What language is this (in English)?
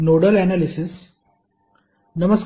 Marathi